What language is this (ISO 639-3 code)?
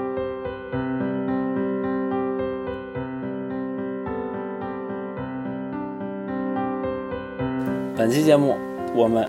zho